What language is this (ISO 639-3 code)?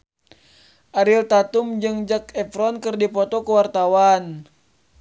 sun